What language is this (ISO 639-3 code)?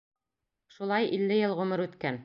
bak